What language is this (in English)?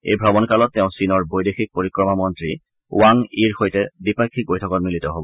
Assamese